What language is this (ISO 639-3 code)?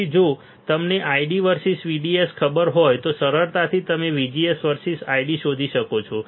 guj